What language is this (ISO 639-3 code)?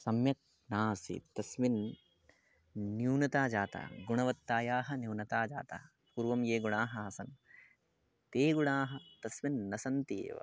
san